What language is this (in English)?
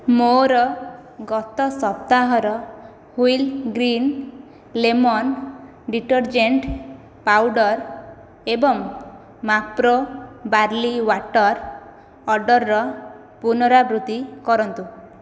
Odia